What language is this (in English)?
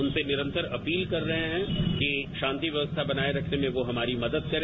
Hindi